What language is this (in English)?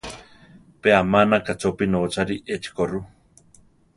Central Tarahumara